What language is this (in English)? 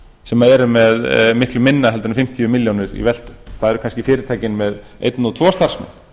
Icelandic